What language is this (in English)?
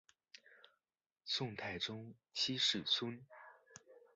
Chinese